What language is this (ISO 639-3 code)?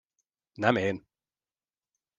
hun